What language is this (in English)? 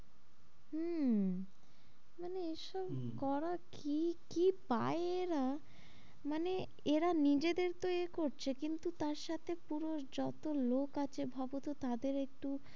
Bangla